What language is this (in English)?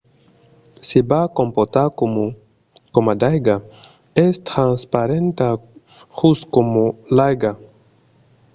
Occitan